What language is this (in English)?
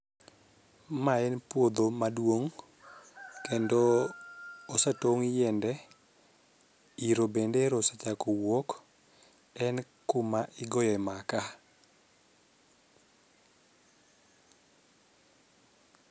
Luo (Kenya and Tanzania)